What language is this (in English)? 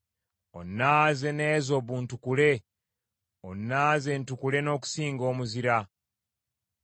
Ganda